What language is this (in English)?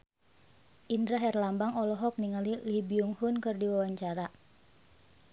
Sundanese